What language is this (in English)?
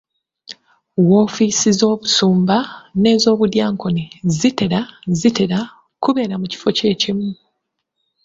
Ganda